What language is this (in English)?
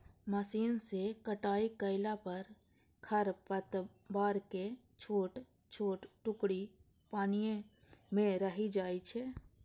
Maithili